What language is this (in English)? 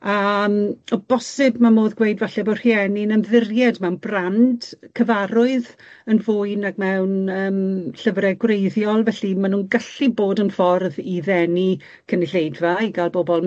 Welsh